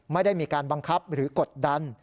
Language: Thai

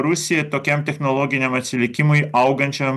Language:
Lithuanian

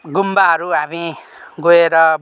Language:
Nepali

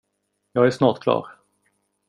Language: Swedish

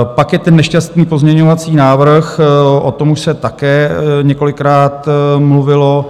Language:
Czech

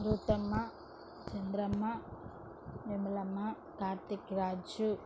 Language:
Telugu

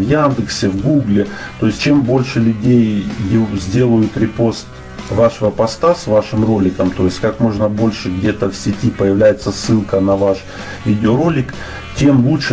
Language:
Russian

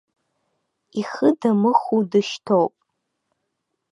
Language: Abkhazian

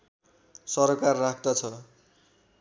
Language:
Nepali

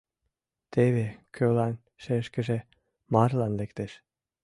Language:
Mari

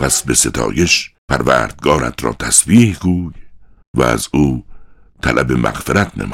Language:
Persian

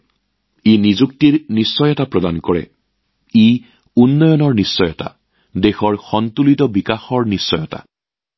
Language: Assamese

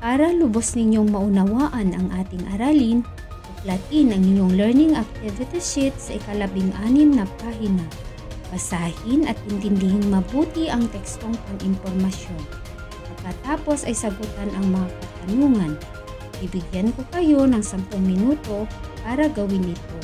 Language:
Filipino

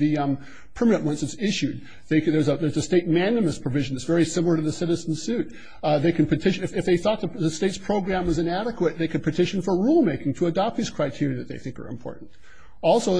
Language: English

